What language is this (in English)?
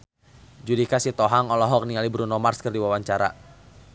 Sundanese